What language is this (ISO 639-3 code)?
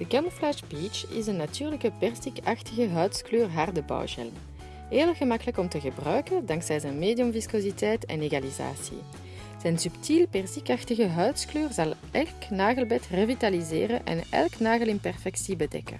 nld